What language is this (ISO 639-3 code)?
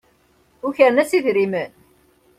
kab